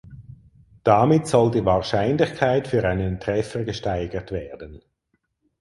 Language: German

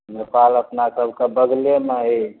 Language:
Maithili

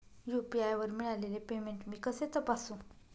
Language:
Marathi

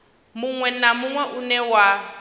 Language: Venda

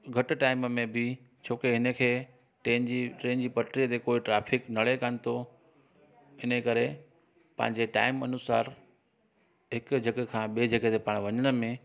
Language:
Sindhi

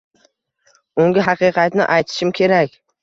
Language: Uzbek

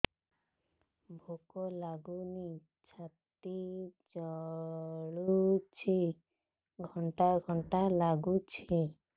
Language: Odia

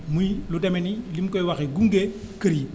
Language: Wolof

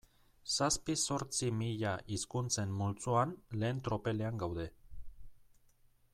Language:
Basque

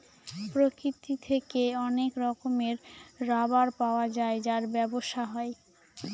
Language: Bangla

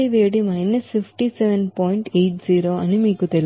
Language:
Telugu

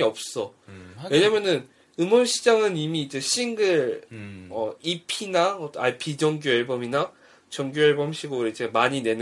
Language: Korean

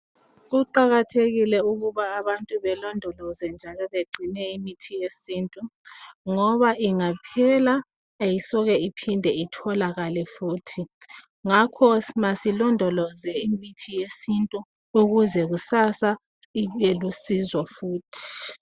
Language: North Ndebele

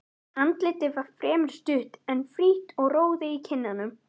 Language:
Icelandic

